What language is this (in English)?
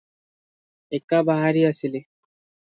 Odia